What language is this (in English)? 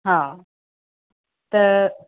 Sindhi